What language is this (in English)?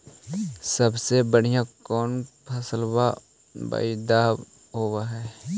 Magahi